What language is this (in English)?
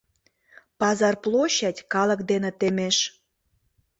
Mari